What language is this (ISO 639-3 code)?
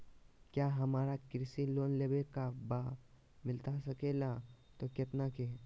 mag